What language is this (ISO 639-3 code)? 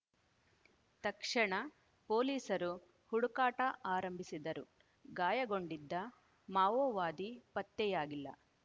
kan